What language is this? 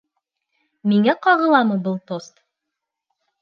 Bashkir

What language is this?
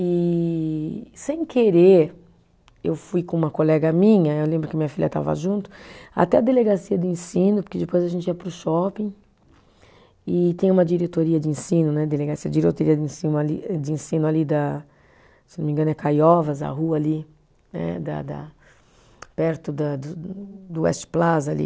Portuguese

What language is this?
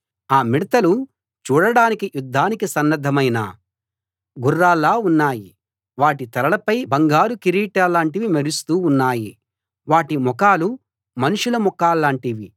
Telugu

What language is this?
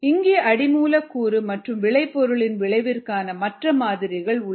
Tamil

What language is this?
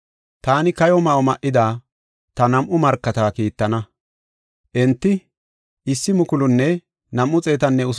Gofa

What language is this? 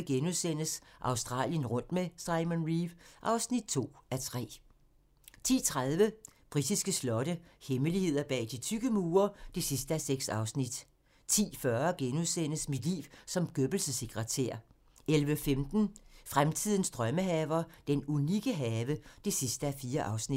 Danish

